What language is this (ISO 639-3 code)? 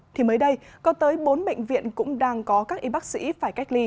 vie